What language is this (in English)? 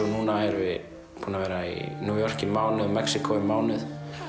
Icelandic